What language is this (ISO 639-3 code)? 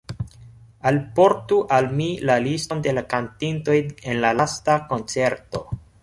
epo